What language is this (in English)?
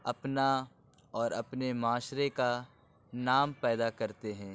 Urdu